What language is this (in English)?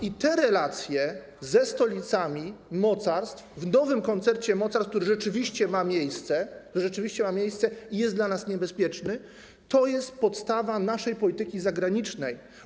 Polish